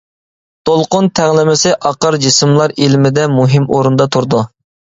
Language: Uyghur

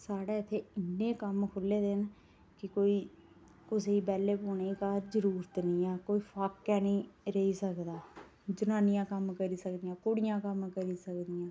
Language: Dogri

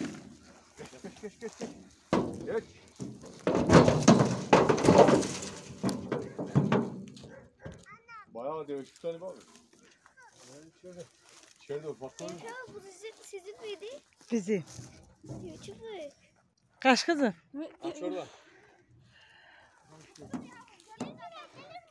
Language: Turkish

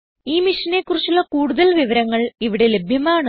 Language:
Malayalam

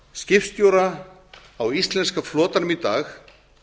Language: Icelandic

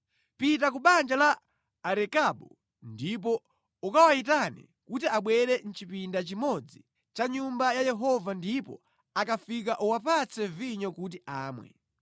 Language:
Nyanja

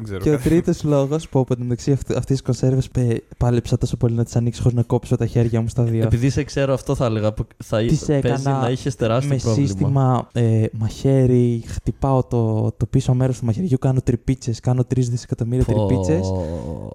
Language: Greek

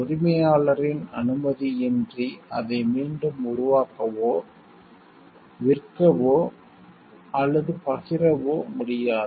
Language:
Tamil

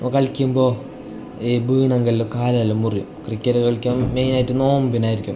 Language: Malayalam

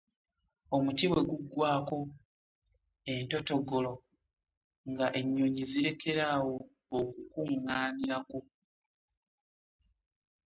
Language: Ganda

